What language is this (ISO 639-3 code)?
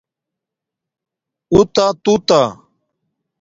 dmk